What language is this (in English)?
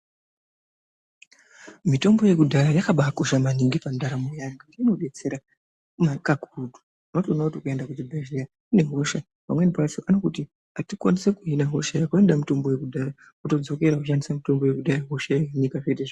Ndau